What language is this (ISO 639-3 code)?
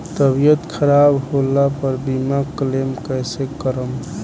bho